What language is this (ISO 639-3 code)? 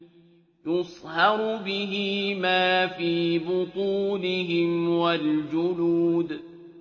ara